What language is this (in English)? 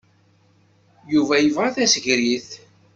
Kabyle